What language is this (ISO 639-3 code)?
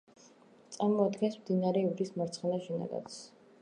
kat